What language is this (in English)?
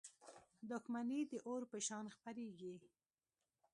Pashto